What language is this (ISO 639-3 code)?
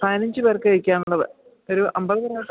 mal